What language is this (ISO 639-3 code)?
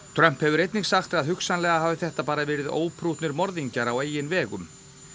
isl